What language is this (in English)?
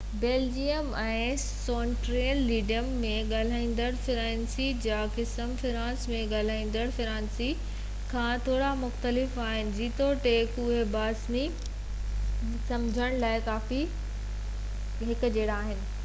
Sindhi